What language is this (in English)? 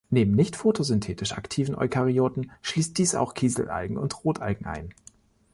German